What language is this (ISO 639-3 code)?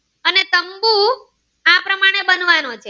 guj